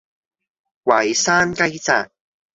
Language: Cantonese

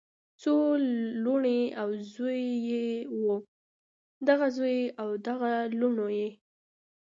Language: Pashto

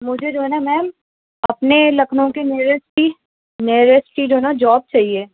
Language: Urdu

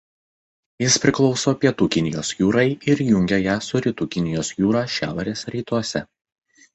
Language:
Lithuanian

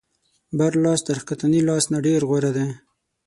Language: Pashto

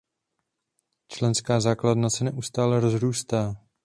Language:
Czech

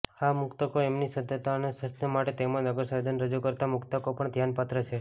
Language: Gujarati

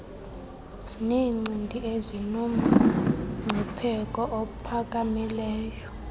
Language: Xhosa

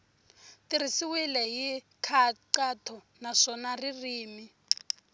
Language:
Tsonga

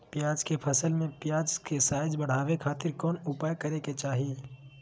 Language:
Magahi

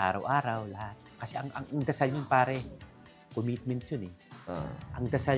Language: Filipino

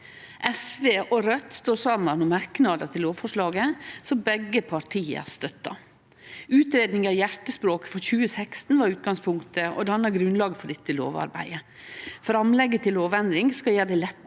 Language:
Norwegian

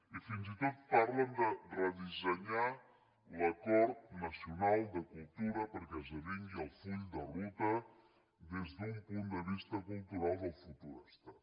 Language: Catalan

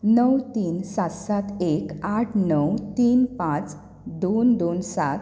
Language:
Konkani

